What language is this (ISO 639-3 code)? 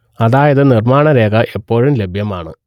mal